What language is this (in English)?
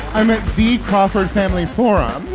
English